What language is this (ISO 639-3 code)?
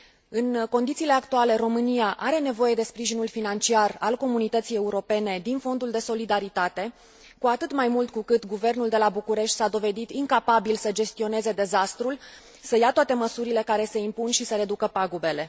ron